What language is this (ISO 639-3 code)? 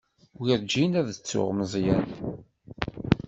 kab